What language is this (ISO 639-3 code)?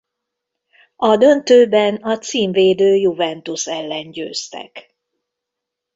hun